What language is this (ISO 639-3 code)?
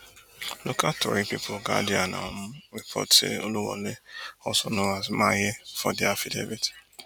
pcm